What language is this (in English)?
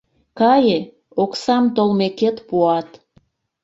Mari